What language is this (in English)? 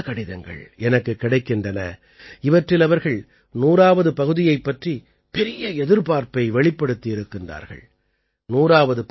Tamil